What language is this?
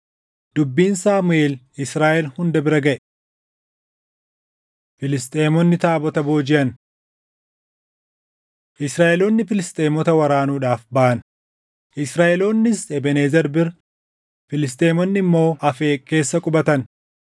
Oromo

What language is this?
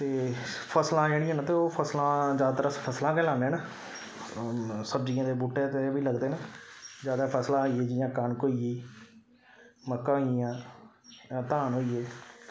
Dogri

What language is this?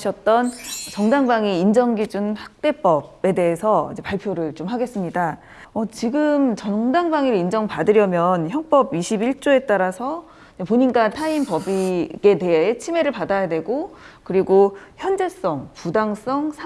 Korean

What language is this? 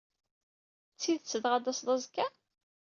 Kabyle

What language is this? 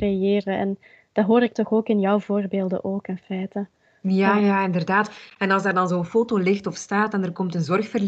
Dutch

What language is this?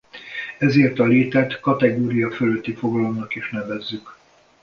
Hungarian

